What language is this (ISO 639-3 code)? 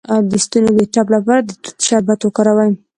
pus